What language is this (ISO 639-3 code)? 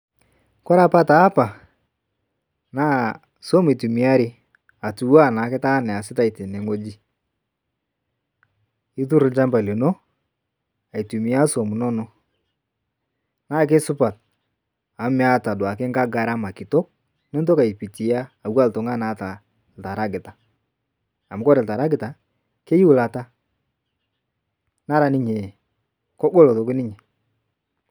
mas